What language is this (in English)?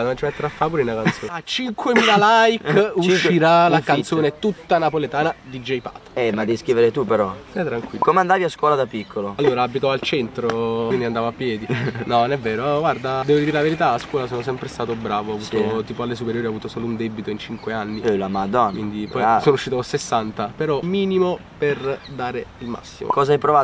Italian